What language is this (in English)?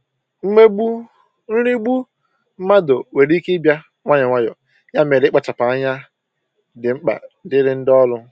Igbo